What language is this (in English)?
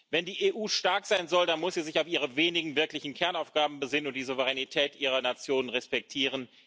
German